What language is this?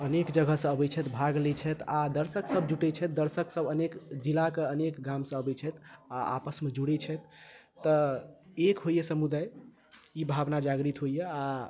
Maithili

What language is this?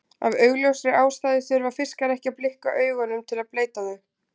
Icelandic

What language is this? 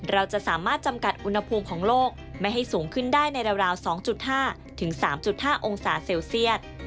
Thai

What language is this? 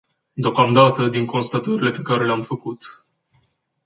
Romanian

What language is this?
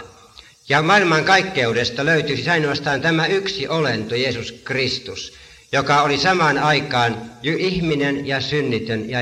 Finnish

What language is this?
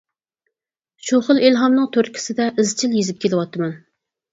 Uyghur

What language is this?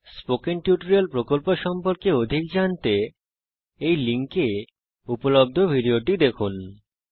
Bangla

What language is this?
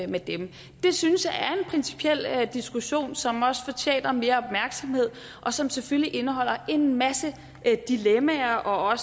Danish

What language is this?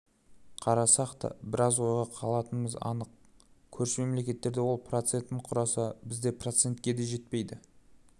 Kazakh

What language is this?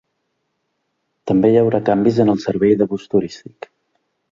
Catalan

